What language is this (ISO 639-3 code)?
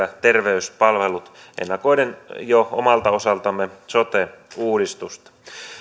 fin